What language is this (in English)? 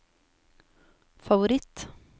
Norwegian